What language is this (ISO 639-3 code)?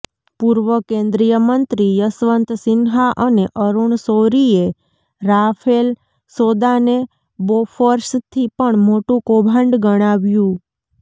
guj